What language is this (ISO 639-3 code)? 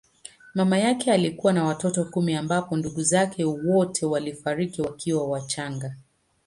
swa